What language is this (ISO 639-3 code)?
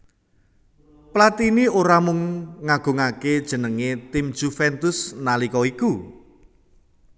jav